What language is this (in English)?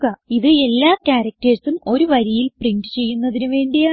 Malayalam